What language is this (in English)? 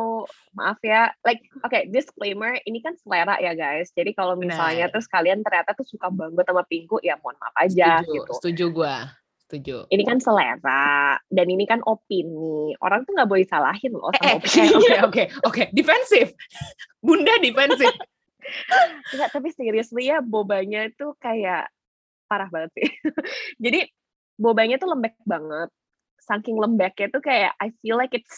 Indonesian